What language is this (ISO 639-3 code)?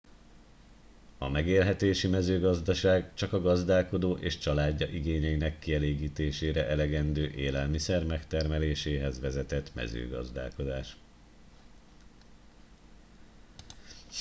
hun